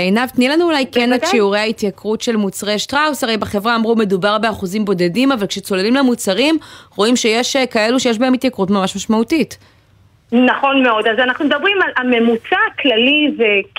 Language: Hebrew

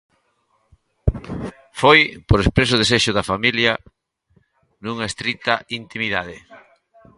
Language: Galician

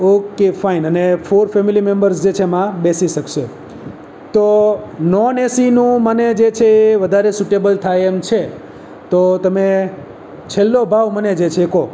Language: Gujarati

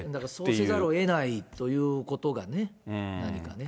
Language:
Japanese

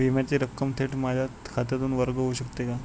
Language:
Marathi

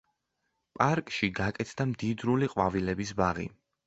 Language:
Georgian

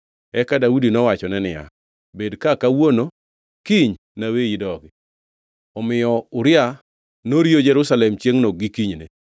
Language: Luo (Kenya and Tanzania)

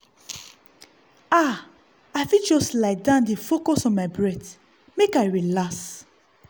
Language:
Nigerian Pidgin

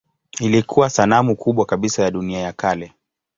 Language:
Swahili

